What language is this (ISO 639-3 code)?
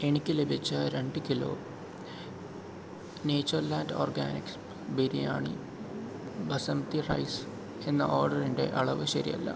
mal